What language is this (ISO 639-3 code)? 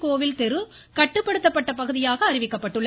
tam